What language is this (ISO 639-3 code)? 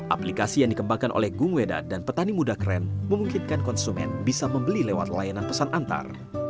ind